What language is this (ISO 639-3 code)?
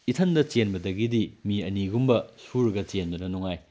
mni